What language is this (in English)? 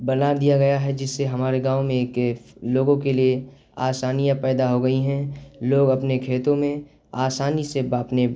Urdu